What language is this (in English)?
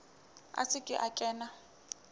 Southern Sotho